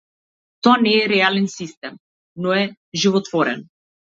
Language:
Macedonian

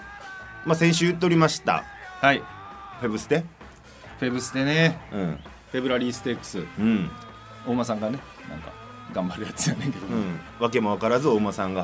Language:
Japanese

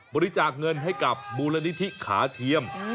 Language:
Thai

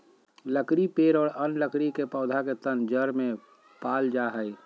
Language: Magahi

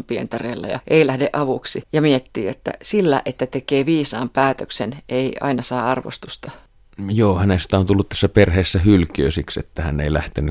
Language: Finnish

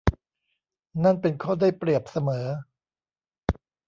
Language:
Thai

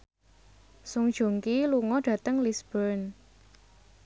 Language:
Javanese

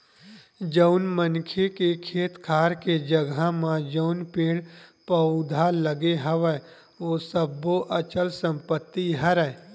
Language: Chhattisgarhi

